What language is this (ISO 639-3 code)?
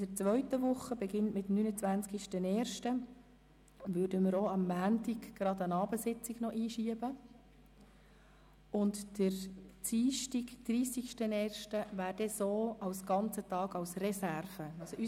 gsw